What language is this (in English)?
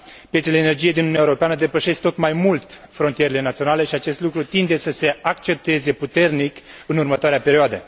Romanian